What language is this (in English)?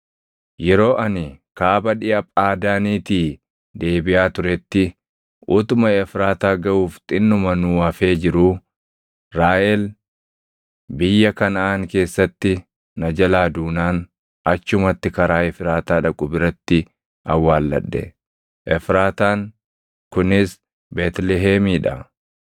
Oromo